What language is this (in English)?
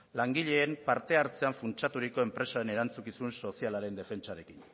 Basque